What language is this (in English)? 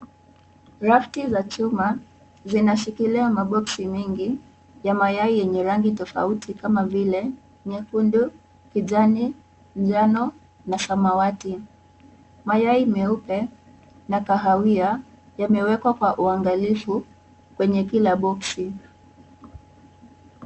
Swahili